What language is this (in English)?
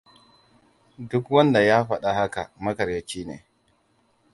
Hausa